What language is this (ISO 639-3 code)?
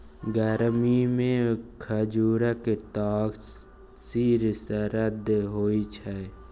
mai